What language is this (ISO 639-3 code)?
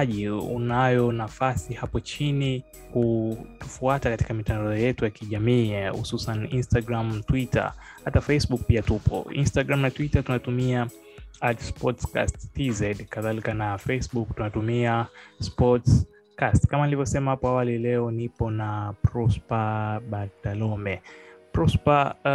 swa